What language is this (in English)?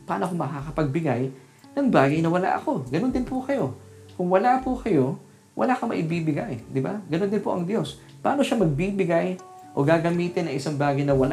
Filipino